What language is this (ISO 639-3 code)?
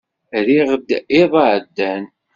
kab